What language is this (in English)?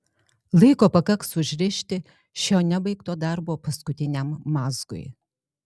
Lithuanian